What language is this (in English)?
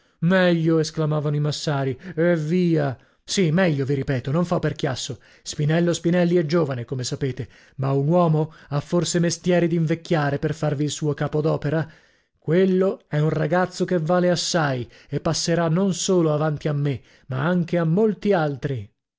Italian